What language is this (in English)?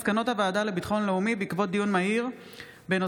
Hebrew